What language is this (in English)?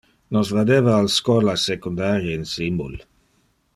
Interlingua